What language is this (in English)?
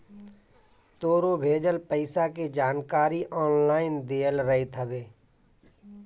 Bhojpuri